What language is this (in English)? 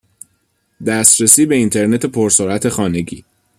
Persian